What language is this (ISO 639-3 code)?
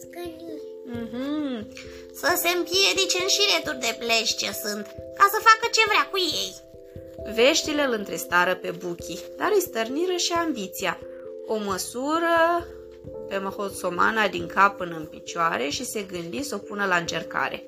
ron